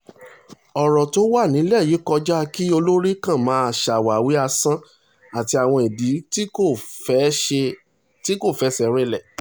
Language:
Yoruba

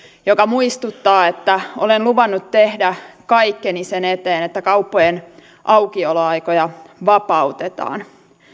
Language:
Finnish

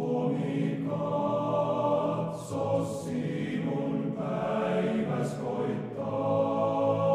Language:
Finnish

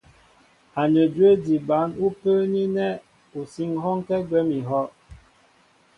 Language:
Mbo (Cameroon)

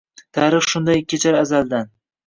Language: Uzbek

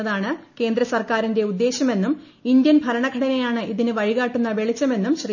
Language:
Malayalam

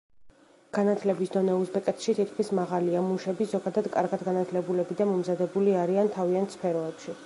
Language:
Georgian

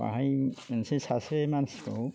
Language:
Bodo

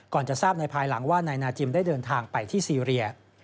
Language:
Thai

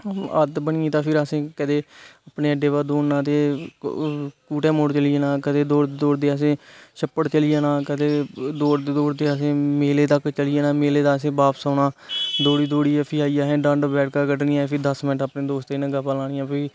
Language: Dogri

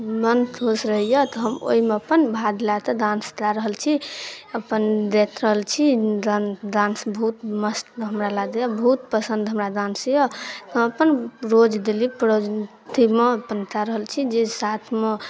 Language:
Maithili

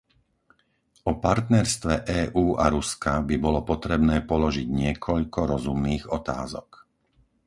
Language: Slovak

